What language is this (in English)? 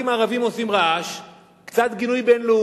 Hebrew